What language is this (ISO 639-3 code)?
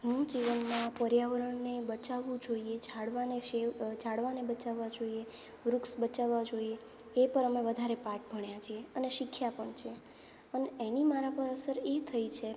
guj